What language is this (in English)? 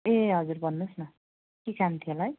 Nepali